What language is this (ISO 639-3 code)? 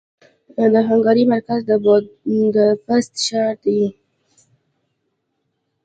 pus